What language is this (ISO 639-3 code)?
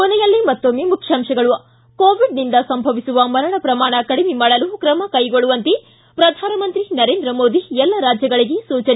kan